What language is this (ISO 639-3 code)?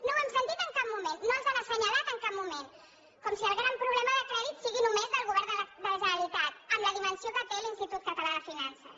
cat